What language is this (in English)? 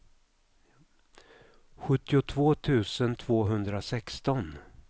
Swedish